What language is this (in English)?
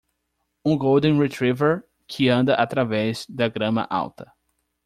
Portuguese